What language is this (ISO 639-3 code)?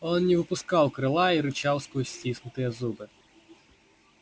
rus